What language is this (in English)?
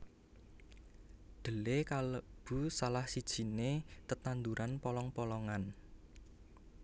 Javanese